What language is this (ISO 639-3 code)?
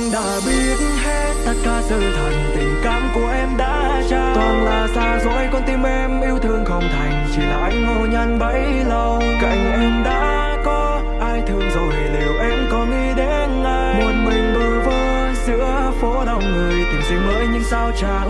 vie